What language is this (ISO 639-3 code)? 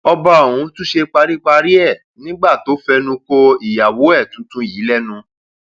yor